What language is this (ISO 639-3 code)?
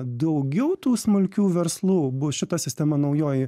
lit